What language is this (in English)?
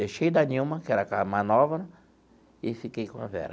Portuguese